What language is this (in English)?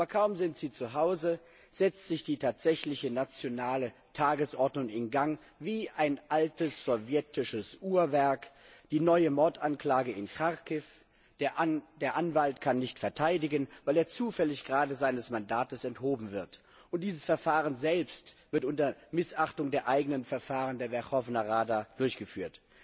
German